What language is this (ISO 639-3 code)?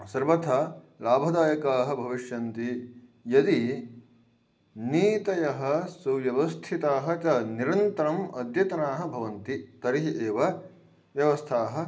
san